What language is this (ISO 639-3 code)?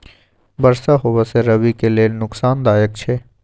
mai